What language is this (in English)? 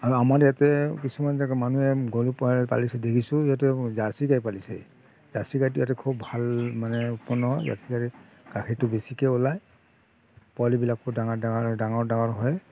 Assamese